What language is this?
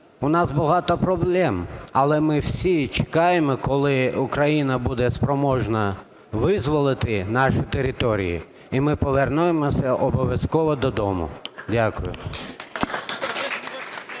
Ukrainian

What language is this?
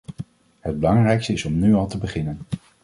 Dutch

